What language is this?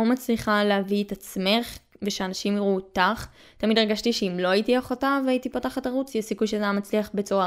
Hebrew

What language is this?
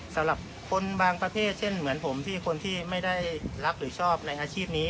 Thai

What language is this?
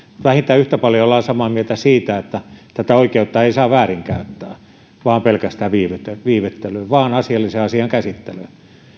Finnish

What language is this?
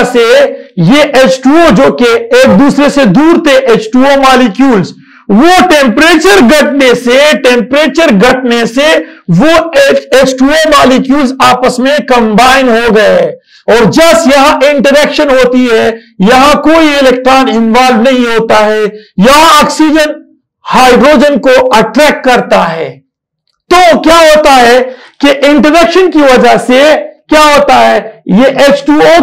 Turkish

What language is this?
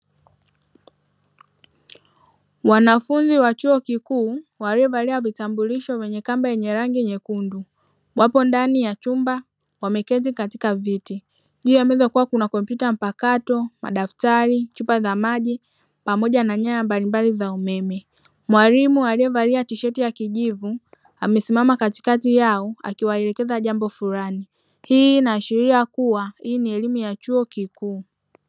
Swahili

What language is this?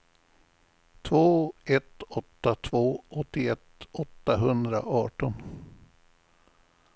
Swedish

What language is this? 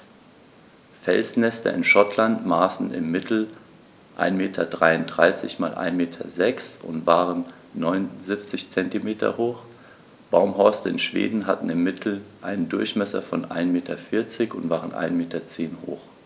German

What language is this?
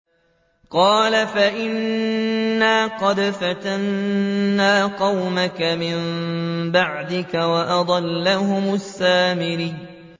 Arabic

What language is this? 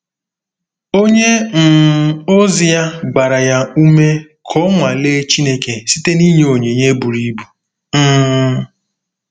Igbo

